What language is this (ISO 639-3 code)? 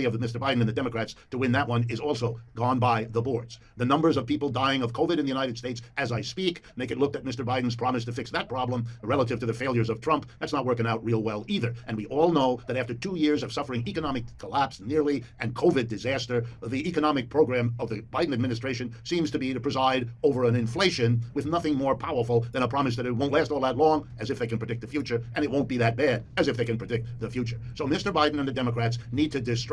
eng